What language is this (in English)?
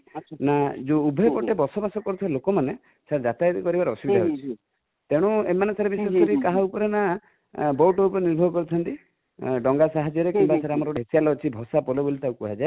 Odia